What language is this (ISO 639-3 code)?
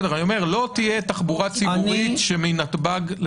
heb